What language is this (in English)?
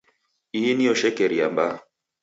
Taita